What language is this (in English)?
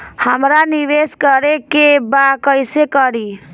Bhojpuri